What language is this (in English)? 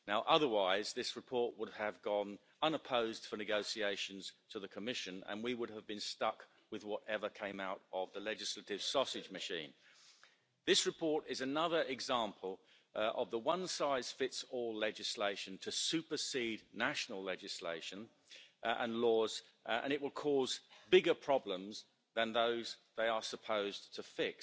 English